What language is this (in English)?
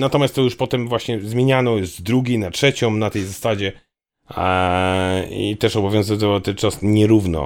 Polish